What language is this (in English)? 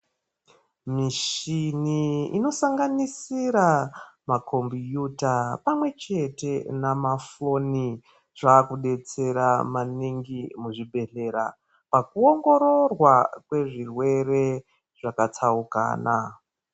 Ndau